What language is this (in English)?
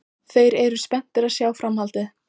Icelandic